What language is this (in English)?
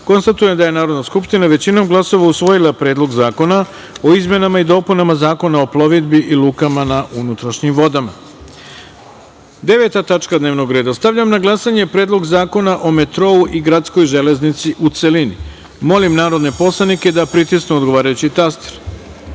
Serbian